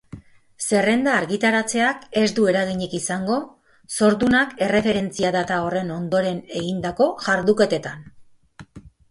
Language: Basque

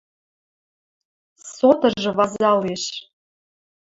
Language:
Western Mari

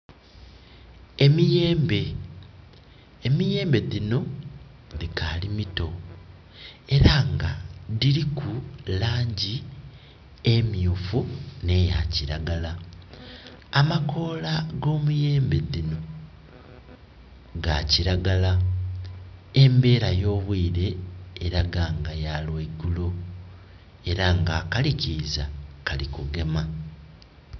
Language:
Soga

